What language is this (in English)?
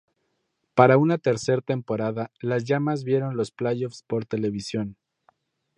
Spanish